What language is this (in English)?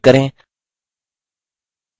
Hindi